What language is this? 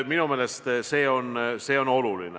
Estonian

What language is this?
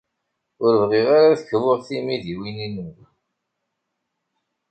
Kabyle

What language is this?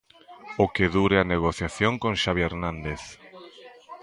Galician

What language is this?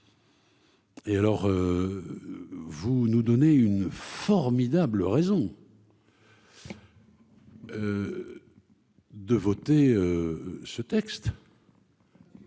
French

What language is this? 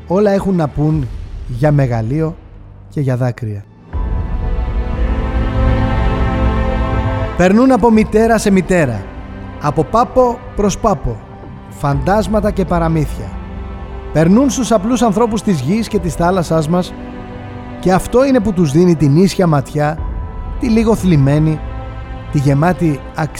Greek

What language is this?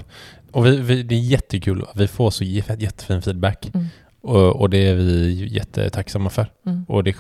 Swedish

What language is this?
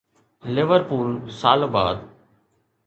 Sindhi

